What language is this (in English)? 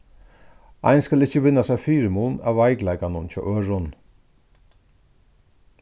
Faroese